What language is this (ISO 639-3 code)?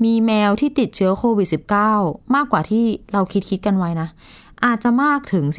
tha